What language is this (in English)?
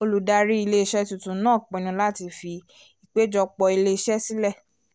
Yoruba